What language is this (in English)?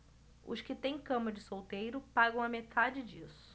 Portuguese